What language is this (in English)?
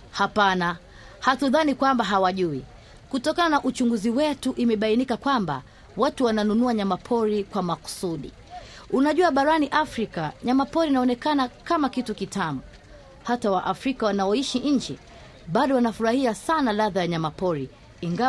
Swahili